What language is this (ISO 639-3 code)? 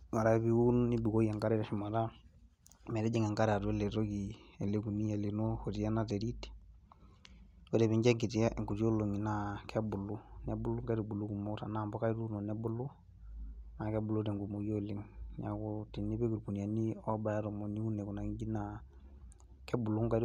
mas